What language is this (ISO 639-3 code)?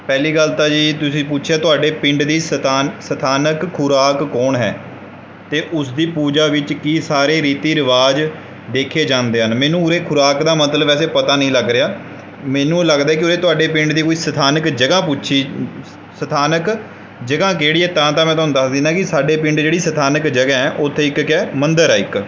pan